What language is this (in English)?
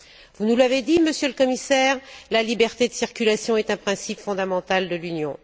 French